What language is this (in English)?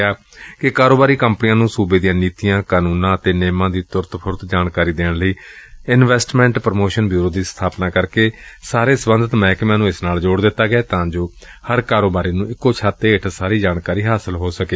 Punjabi